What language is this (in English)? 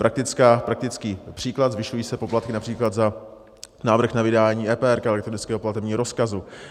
Czech